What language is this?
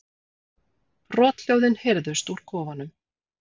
Icelandic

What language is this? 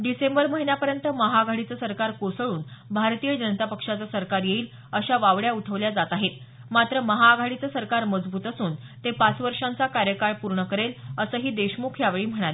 Marathi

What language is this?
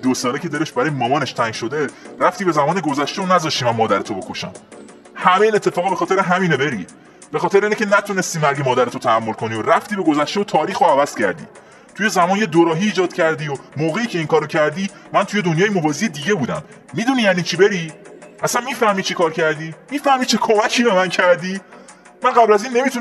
Persian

